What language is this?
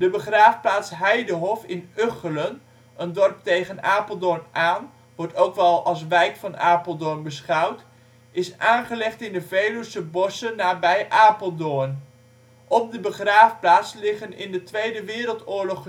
Dutch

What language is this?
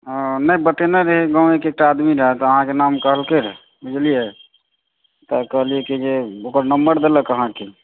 Maithili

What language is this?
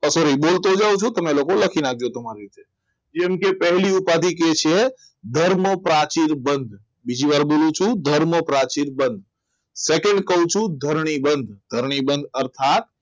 Gujarati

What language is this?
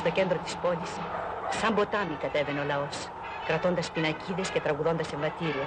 Greek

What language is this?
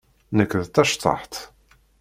Kabyle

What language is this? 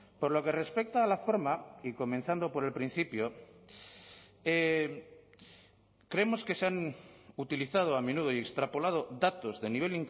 Spanish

